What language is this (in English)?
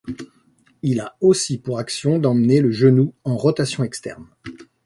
French